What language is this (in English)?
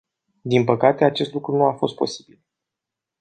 Romanian